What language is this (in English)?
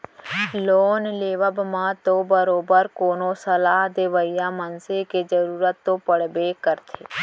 Chhattisgarhi